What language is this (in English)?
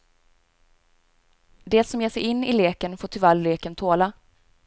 Swedish